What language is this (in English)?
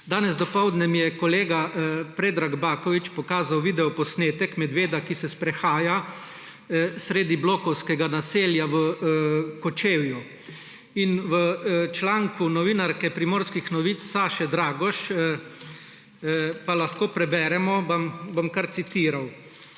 Slovenian